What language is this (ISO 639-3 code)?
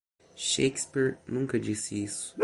por